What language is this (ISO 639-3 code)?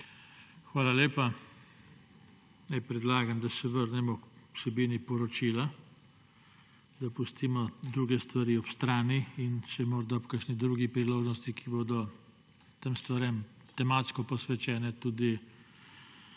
slv